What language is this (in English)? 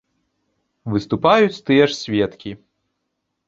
Belarusian